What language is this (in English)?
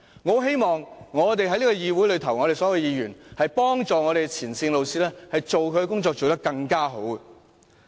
Cantonese